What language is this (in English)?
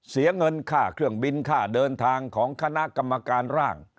Thai